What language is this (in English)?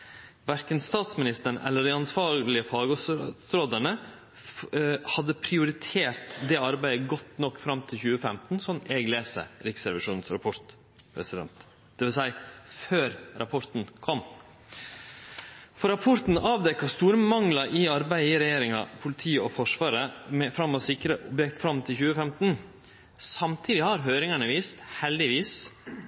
Norwegian Nynorsk